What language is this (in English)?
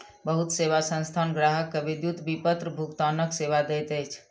Maithili